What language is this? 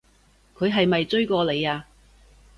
Cantonese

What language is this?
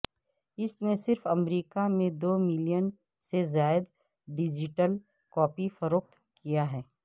Urdu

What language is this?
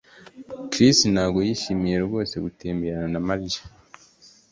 Kinyarwanda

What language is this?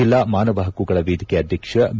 Kannada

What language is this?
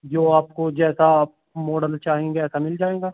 Urdu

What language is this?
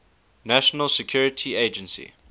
English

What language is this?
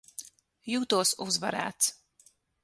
Latvian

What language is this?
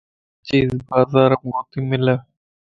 Lasi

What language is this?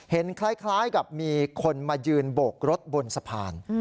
Thai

